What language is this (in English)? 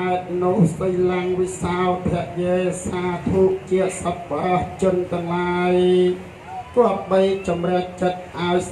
Thai